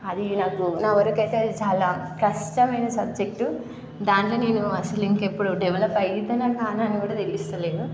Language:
Telugu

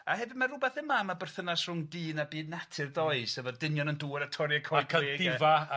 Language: Welsh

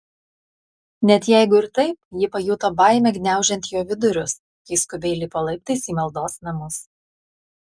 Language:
Lithuanian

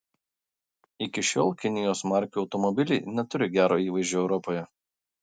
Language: Lithuanian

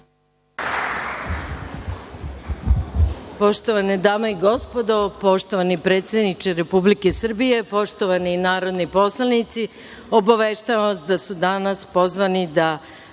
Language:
Serbian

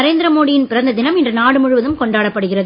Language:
Tamil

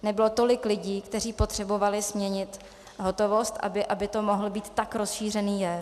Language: Czech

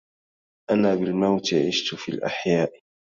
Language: Arabic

